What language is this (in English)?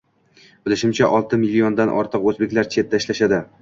Uzbek